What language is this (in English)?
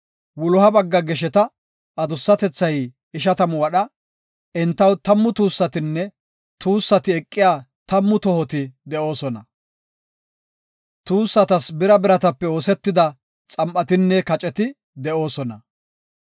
Gofa